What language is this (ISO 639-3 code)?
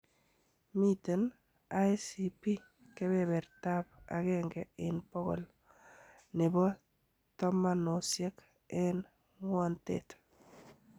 kln